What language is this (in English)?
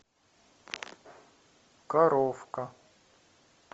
Russian